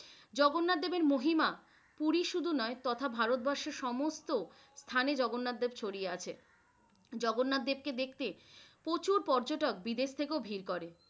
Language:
Bangla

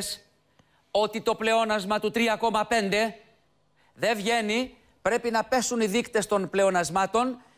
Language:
Greek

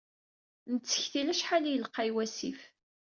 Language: Kabyle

